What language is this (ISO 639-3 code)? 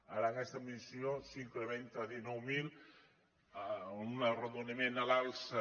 cat